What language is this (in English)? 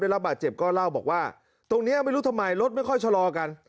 Thai